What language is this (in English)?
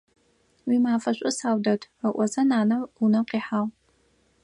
Adyghe